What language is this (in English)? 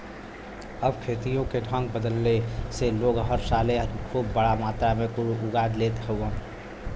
Bhojpuri